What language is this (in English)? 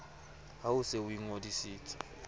Southern Sotho